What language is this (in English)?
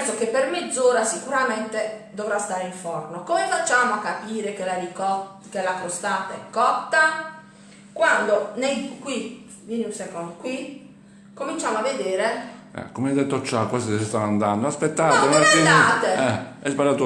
Italian